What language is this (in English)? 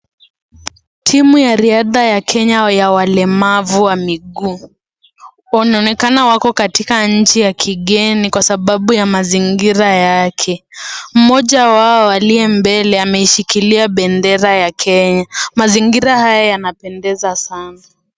Swahili